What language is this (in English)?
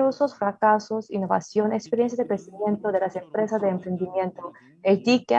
Spanish